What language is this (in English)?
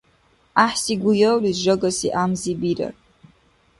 Dargwa